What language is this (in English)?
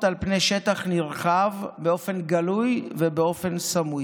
Hebrew